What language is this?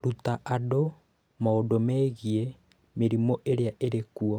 Kikuyu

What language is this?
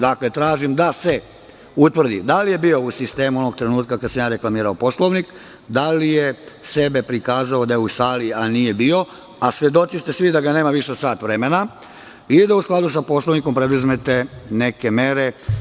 Serbian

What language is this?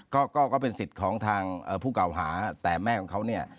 Thai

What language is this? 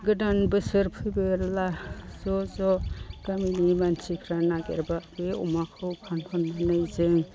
Bodo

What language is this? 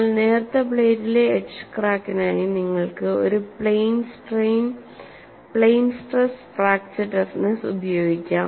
Malayalam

